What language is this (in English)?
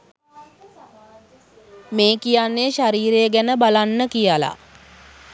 Sinhala